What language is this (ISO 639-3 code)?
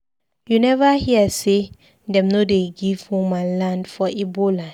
pcm